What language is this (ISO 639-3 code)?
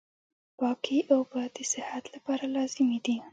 pus